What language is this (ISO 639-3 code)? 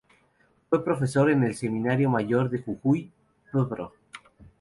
spa